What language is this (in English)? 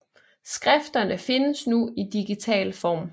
Danish